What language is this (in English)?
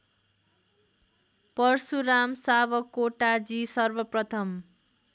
Nepali